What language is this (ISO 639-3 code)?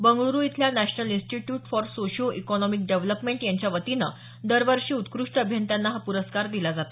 mar